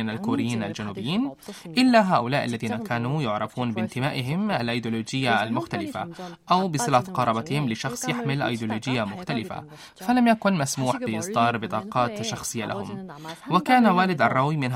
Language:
Arabic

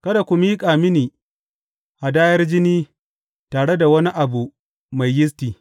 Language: Hausa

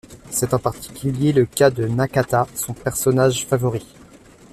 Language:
French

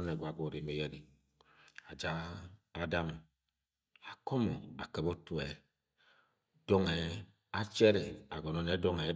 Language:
Agwagwune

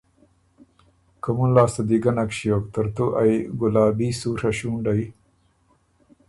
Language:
Ormuri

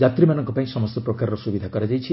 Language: Odia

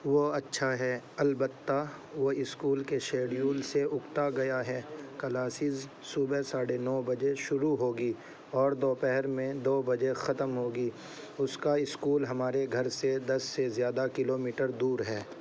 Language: Urdu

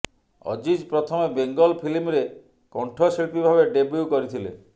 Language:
Odia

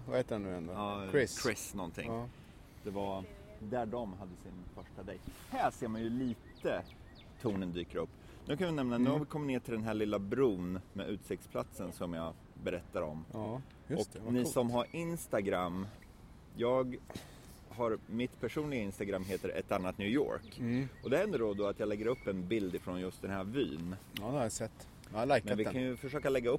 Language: Swedish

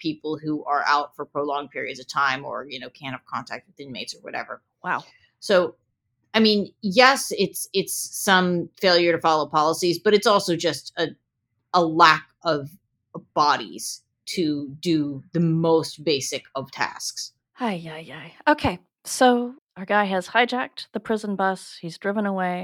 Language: English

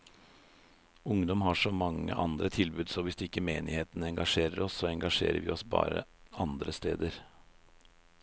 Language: Norwegian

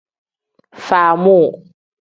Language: Tem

